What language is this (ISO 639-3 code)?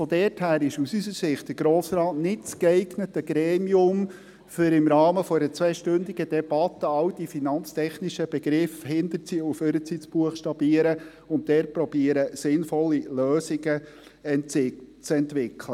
gsw